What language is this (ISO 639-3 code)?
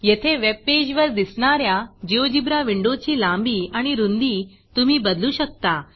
mar